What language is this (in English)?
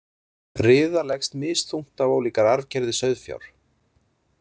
Icelandic